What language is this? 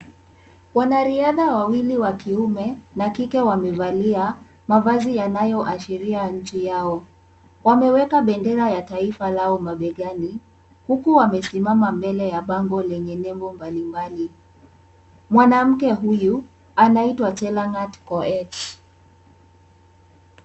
Swahili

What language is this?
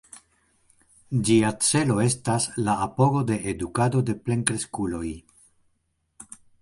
Esperanto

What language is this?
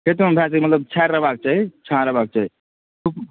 Maithili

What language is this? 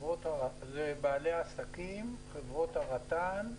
Hebrew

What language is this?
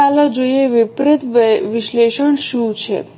Gujarati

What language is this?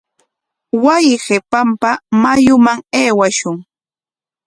Corongo Ancash Quechua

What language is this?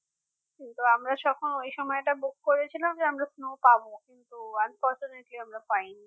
Bangla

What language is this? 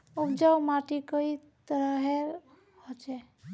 Magahi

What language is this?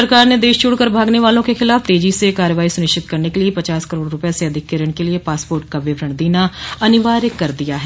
Hindi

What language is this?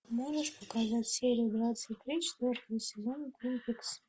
Russian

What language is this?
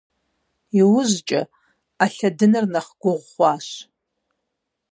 Kabardian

